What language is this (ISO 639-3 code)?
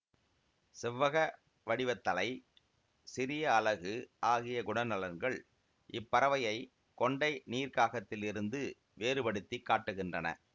tam